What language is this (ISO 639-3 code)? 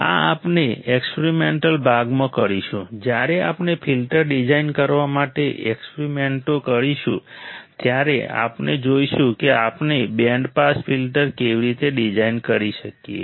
guj